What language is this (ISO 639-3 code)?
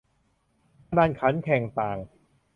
tha